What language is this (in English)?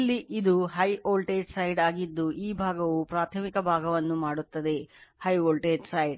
Kannada